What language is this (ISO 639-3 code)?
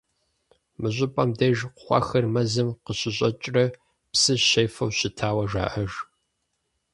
kbd